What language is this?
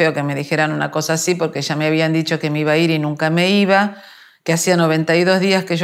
Spanish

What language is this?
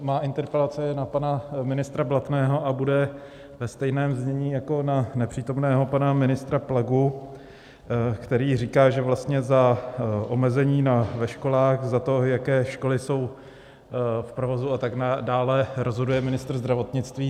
Czech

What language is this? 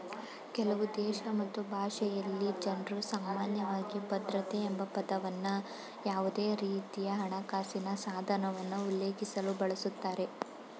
Kannada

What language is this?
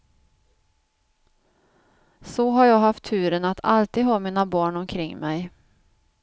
Swedish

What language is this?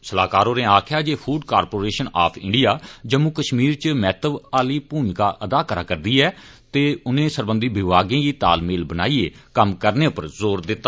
Dogri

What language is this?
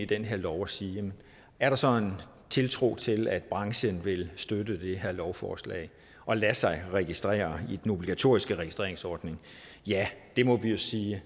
Danish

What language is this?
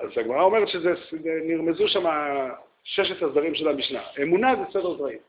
Hebrew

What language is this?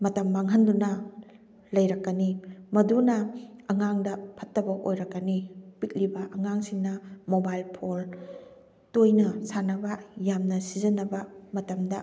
Manipuri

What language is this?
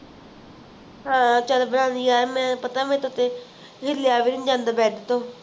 Punjabi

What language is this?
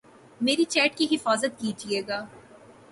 Urdu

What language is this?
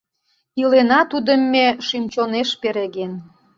Mari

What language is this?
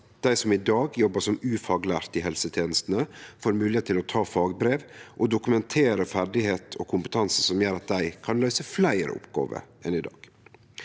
Norwegian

